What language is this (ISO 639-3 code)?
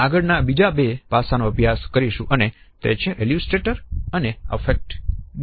guj